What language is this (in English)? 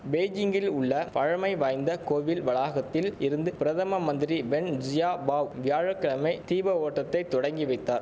Tamil